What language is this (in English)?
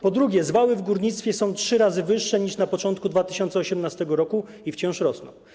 Polish